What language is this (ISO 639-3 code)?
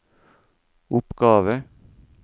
nor